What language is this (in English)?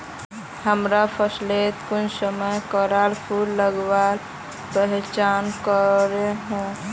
Magahi